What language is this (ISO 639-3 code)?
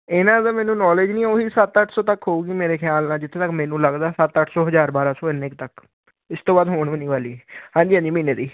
pan